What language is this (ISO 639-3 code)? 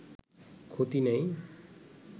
ben